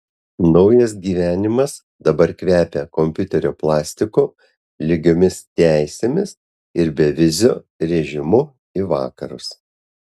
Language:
Lithuanian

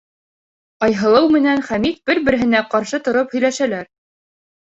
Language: Bashkir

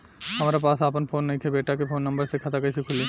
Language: Bhojpuri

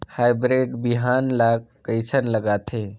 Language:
Chhattisgarhi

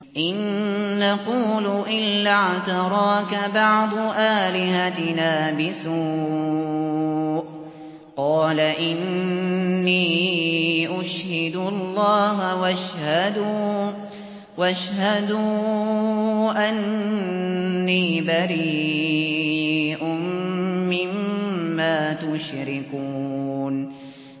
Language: Arabic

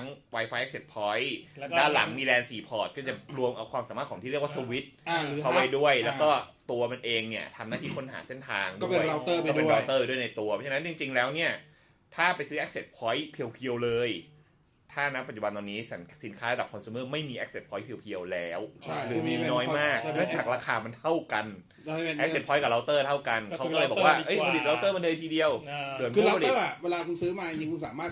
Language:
Thai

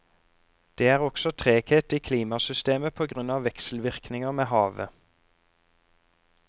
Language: Norwegian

